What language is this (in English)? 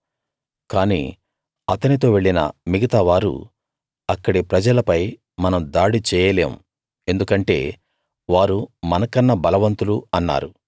Telugu